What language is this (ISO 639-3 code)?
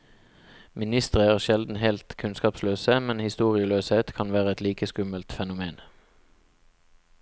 nor